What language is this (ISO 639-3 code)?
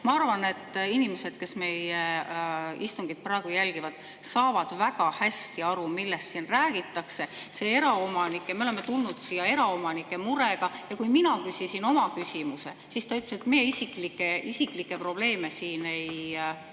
est